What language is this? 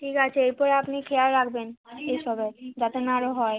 Bangla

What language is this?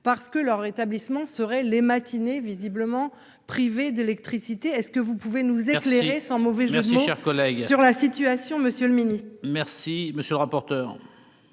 French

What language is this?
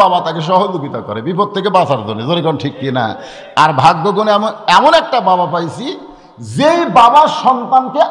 Arabic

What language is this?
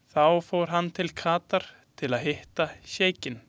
Icelandic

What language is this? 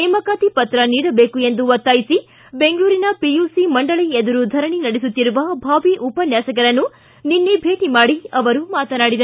Kannada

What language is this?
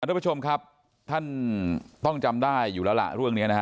Thai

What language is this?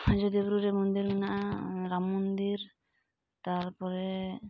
Santali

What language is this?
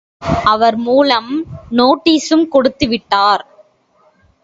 Tamil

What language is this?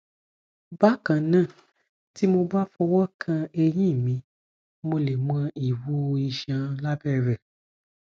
Yoruba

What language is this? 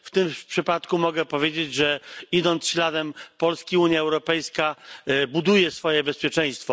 Polish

